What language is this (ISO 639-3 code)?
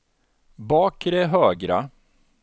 swe